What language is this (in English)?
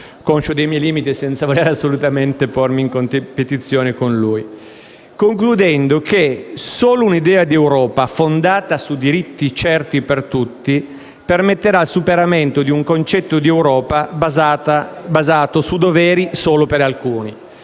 Italian